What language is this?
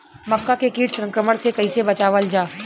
Bhojpuri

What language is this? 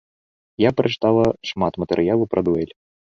Belarusian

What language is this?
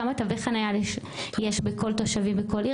Hebrew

